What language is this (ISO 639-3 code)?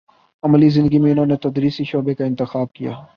urd